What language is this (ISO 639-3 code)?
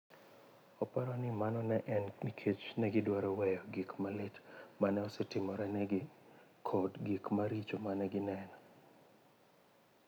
luo